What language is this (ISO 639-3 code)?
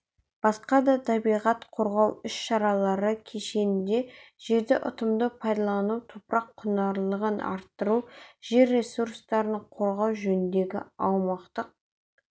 kaz